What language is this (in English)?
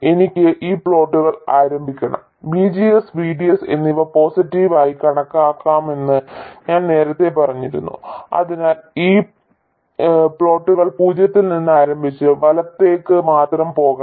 Malayalam